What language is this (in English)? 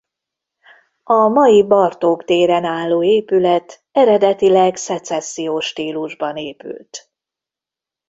Hungarian